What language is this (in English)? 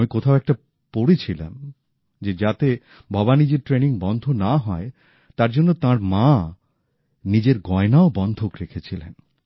Bangla